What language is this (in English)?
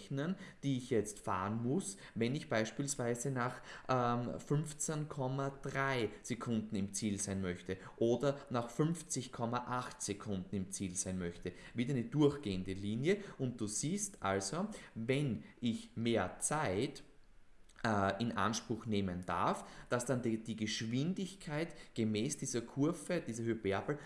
German